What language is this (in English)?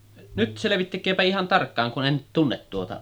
Finnish